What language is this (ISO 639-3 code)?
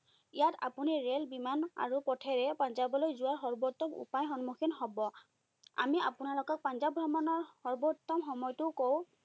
asm